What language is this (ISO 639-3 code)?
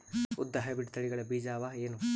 kan